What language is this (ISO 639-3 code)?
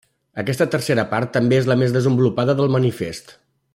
cat